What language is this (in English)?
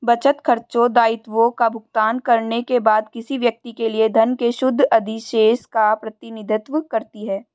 Hindi